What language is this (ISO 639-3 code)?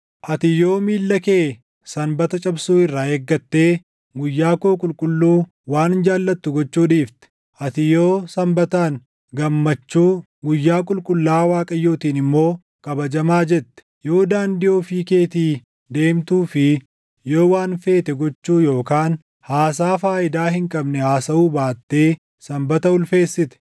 orm